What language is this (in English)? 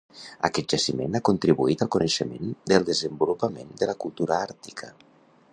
Catalan